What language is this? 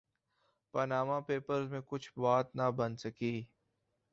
Urdu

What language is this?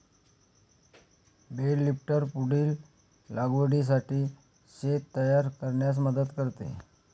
Marathi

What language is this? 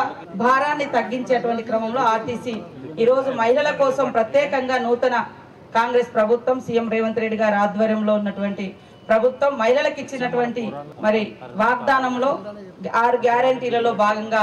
Telugu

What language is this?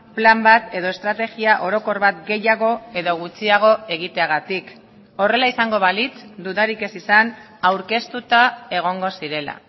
Basque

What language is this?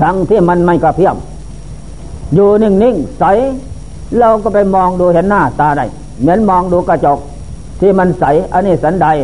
Thai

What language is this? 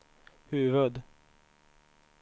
Swedish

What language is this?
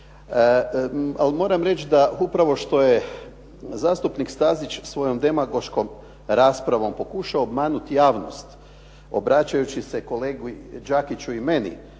Croatian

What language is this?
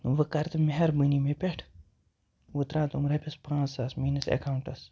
Kashmiri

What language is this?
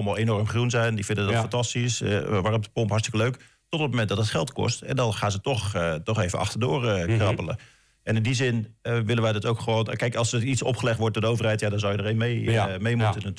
Dutch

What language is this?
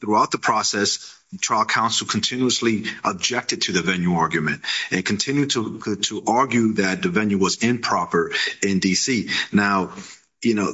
English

